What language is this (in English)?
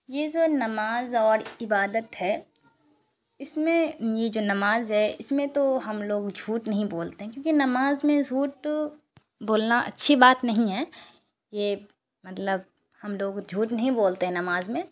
Urdu